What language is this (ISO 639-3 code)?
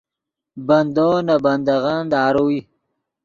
ydg